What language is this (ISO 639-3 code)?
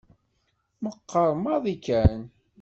kab